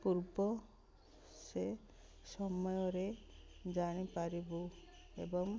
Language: Odia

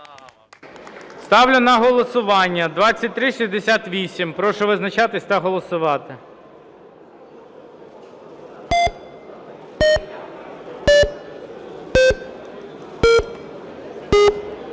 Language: Ukrainian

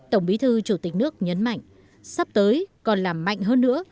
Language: Vietnamese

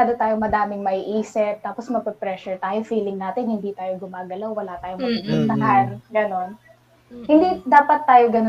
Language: Filipino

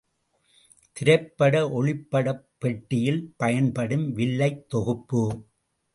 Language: Tamil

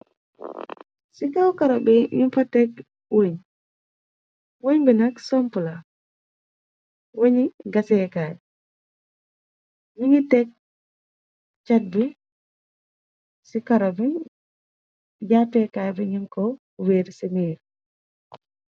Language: Wolof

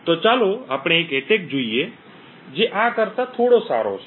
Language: Gujarati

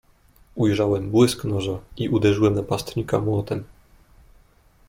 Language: Polish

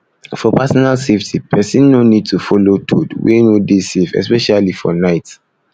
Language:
Nigerian Pidgin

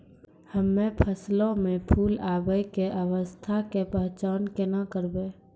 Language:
Maithili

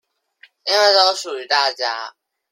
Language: Chinese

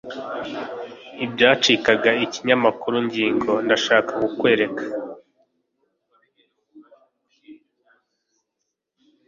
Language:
Kinyarwanda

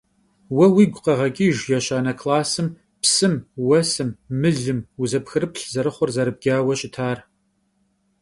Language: Kabardian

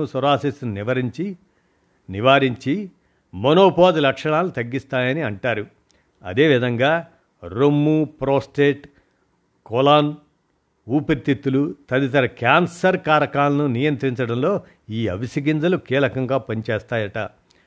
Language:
Telugu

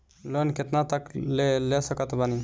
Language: Bhojpuri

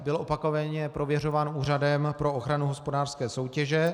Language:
Czech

